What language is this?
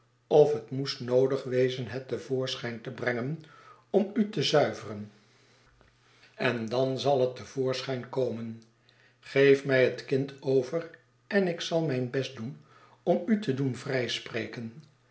Dutch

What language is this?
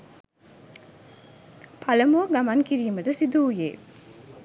Sinhala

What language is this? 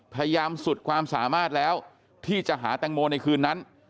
Thai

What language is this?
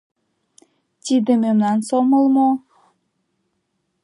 Mari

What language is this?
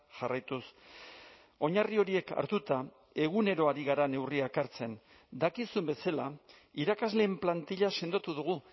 Basque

